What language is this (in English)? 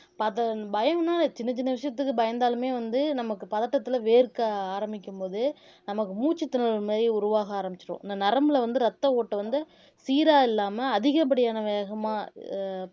Tamil